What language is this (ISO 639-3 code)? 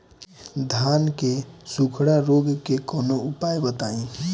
bho